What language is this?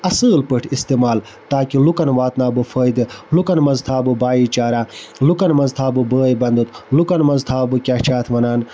Kashmiri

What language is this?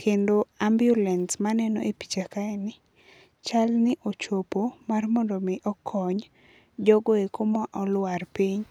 Luo (Kenya and Tanzania)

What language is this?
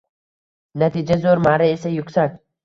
Uzbek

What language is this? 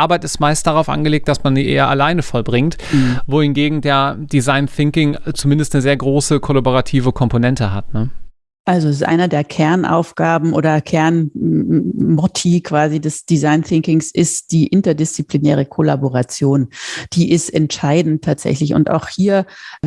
German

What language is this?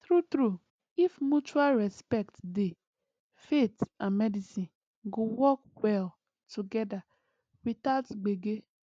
Nigerian Pidgin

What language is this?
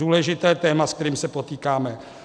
Czech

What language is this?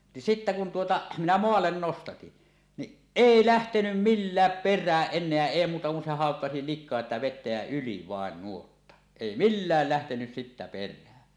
Finnish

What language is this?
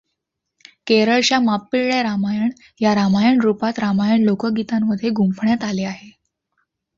Marathi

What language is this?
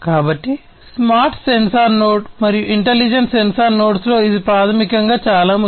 Telugu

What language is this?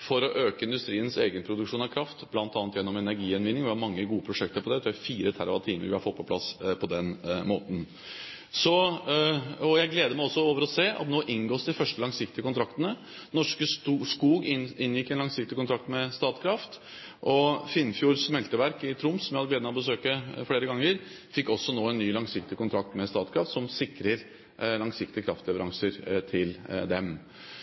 Norwegian Bokmål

